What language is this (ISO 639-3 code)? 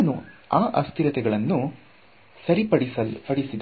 kan